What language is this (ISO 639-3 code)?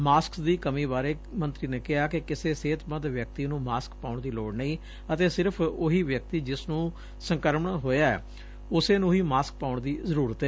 pan